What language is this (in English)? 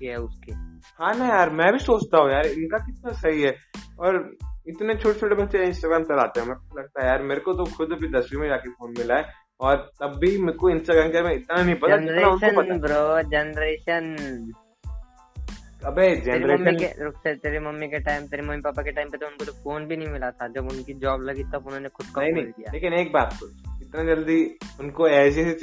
Hindi